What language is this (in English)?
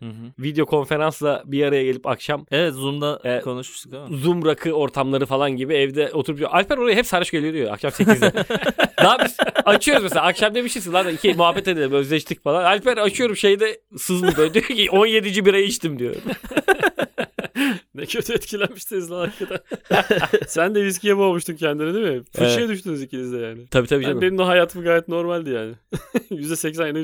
Turkish